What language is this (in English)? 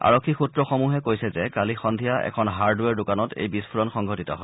Assamese